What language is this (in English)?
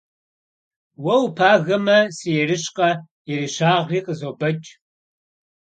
Kabardian